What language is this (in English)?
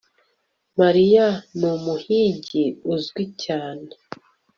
Kinyarwanda